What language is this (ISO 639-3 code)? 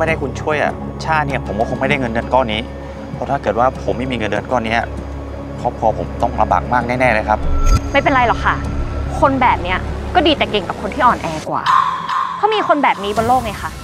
tha